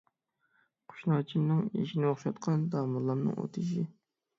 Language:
Uyghur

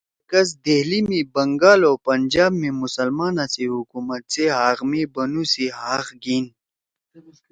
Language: Torwali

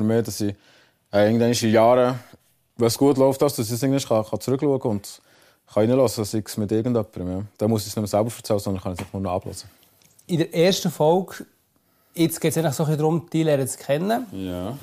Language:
German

